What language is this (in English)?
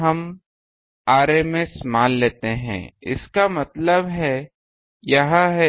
Hindi